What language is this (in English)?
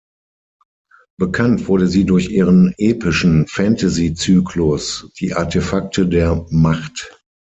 German